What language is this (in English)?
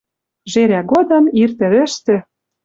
Western Mari